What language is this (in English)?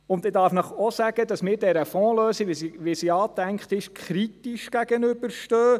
Swiss German